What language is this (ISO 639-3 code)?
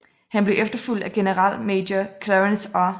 dan